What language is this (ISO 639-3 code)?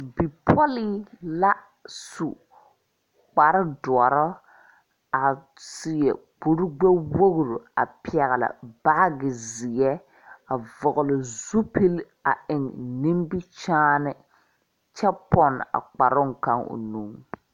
dga